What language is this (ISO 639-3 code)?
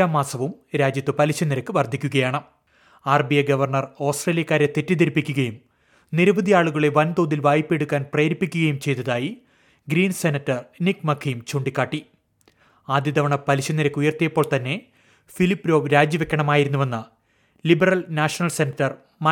mal